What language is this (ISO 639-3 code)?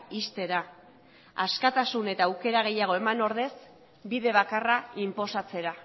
eus